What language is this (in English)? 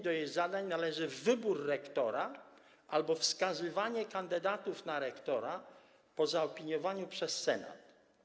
Polish